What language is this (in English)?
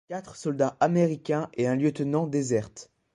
French